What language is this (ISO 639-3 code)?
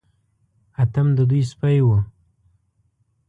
pus